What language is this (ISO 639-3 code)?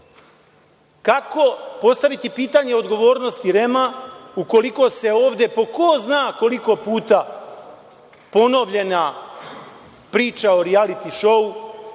srp